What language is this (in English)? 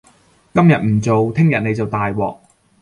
Cantonese